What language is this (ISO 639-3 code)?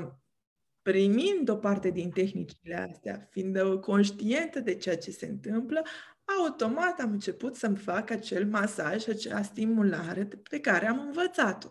ron